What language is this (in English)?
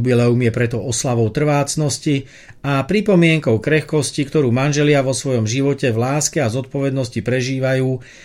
Slovak